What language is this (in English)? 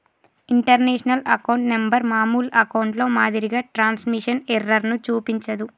Telugu